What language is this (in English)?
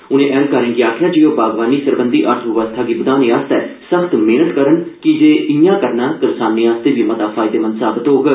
Dogri